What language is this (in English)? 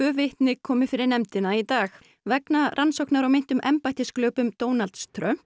Icelandic